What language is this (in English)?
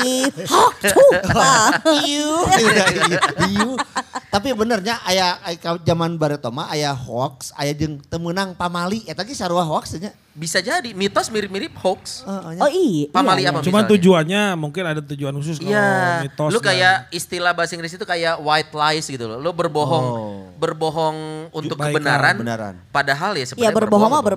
Indonesian